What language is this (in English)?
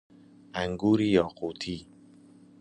Persian